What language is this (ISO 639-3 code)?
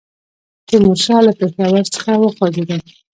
pus